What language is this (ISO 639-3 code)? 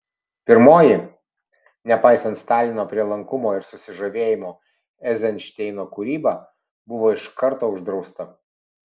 lit